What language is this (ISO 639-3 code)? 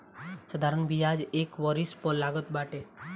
bho